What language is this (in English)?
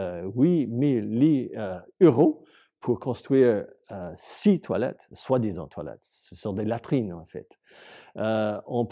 French